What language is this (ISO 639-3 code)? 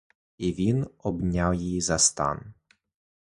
ukr